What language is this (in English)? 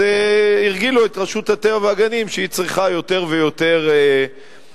Hebrew